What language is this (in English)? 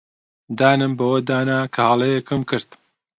Central Kurdish